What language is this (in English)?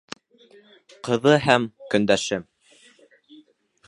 Bashkir